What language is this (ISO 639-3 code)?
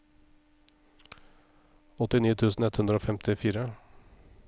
nor